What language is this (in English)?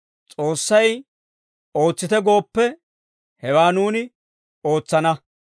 Dawro